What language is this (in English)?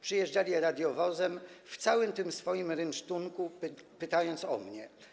Polish